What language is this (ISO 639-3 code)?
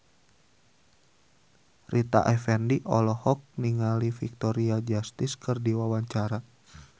sun